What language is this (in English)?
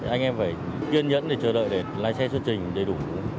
Vietnamese